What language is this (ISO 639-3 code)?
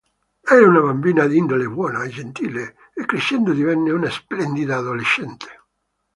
ita